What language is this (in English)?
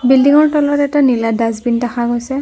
Assamese